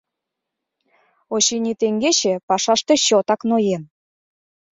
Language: Mari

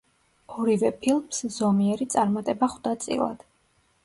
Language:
Georgian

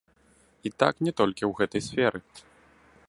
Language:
Belarusian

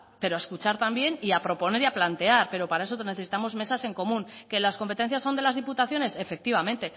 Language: Spanish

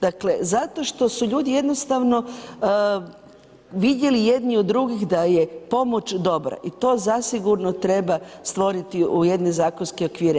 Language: Croatian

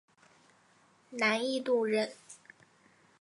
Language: Chinese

